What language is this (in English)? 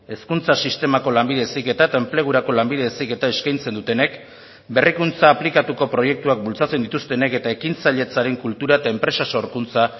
Basque